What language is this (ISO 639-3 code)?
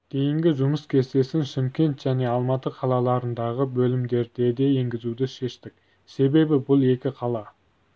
kaz